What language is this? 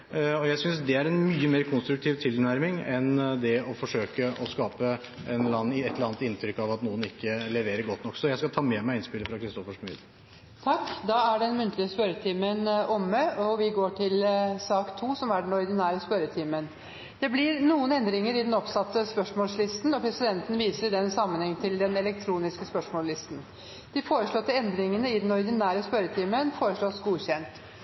Norwegian Bokmål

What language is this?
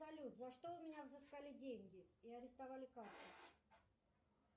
Russian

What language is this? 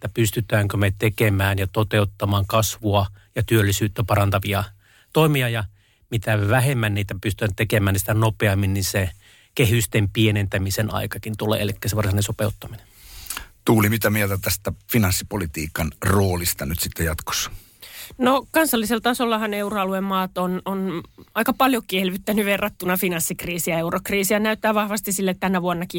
Finnish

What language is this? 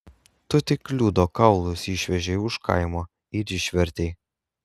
Lithuanian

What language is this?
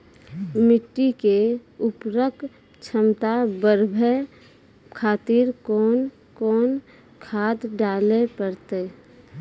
Maithili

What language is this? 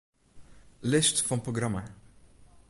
Western Frisian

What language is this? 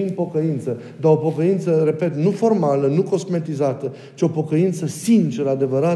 Romanian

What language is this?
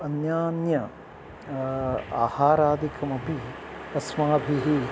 Sanskrit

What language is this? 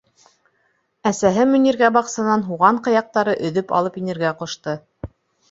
Bashkir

